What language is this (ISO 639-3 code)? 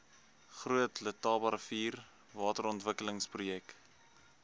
afr